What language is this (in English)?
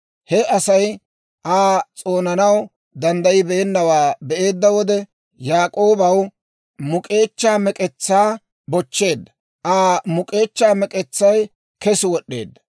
Dawro